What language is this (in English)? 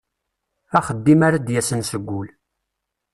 Kabyle